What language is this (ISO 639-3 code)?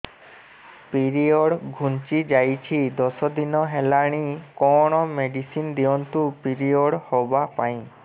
ori